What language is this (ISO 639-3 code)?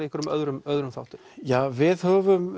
isl